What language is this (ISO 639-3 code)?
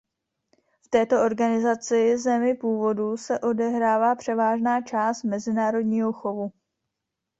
ces